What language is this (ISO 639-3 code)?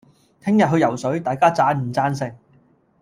yue